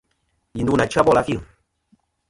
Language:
Kom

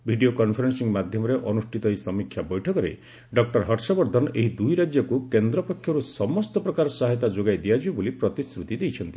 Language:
Odia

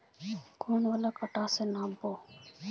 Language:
Magahi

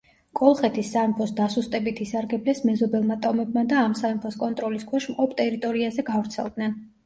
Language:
Georgian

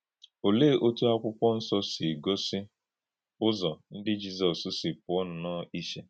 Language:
Igbo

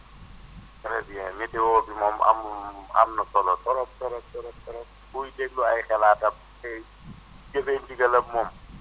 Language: Wolof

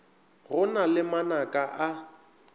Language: Northern Sotho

